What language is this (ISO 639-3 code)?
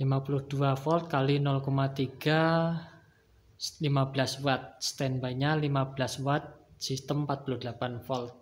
ind